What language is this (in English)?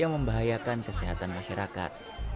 Indonesian